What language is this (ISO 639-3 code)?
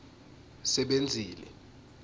ssw